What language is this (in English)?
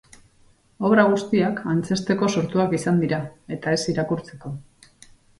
Basque